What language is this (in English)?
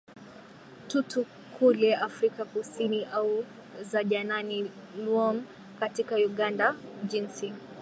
Swahili